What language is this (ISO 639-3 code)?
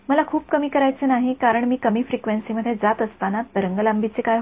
mar